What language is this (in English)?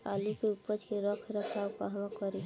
Bhojpuri